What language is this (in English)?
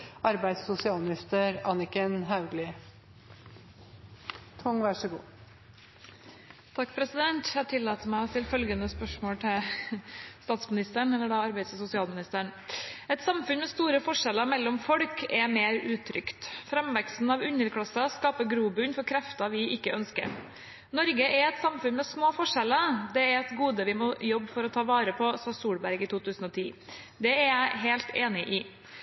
Norwegian